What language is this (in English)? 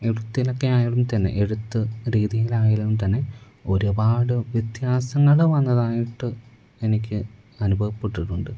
Malayalam